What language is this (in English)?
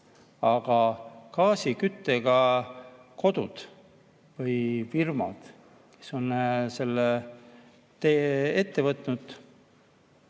Estonian